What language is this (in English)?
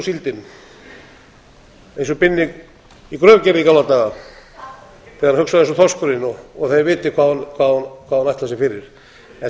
Icelandic